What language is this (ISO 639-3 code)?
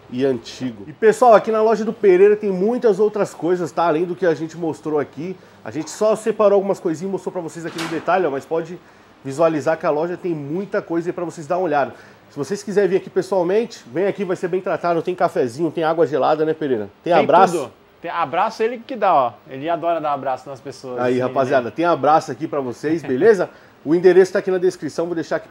por